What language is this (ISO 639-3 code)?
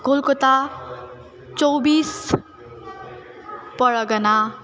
nep